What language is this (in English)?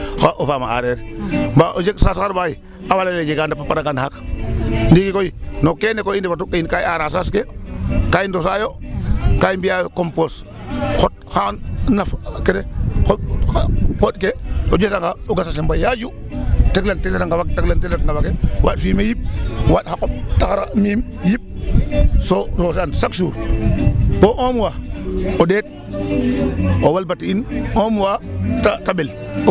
Serer